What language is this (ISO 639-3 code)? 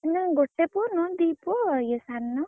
ori